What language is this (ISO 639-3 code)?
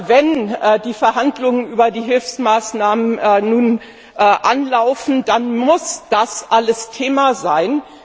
deu